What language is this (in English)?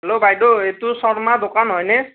Assamese